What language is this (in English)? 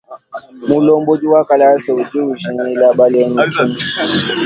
Luba-Lulua